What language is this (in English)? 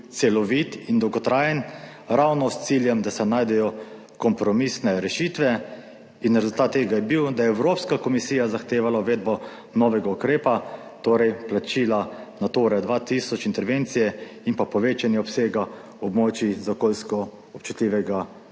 Slovenian